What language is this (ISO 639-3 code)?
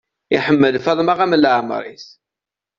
kab